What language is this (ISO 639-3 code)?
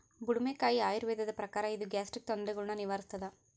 kan